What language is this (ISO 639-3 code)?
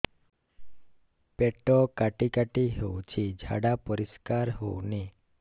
ori